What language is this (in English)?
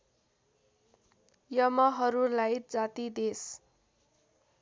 Nepali